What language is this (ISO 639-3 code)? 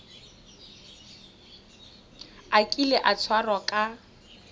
tsn